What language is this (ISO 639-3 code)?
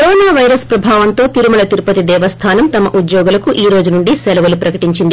tel